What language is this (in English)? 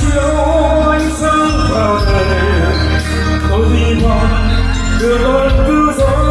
Vietnamese